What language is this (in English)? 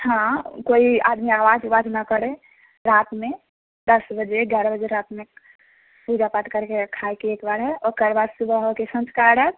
Maithili